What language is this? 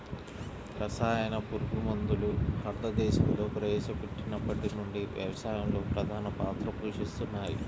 Telugu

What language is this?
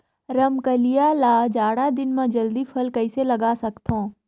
Chhattisgarhi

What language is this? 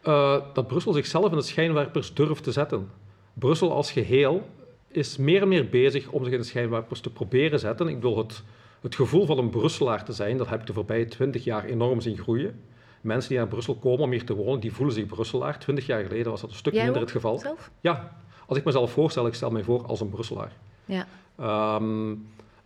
Dutch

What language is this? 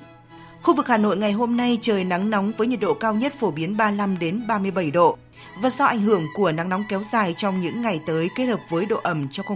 Vietnamese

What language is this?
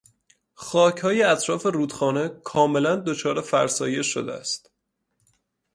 Persian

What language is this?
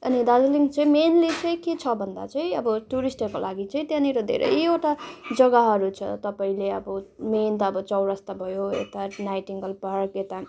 Nepali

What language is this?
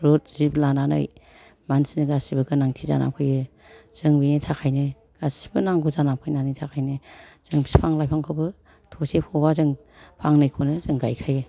Bodo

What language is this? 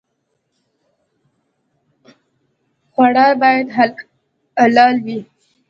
Pashto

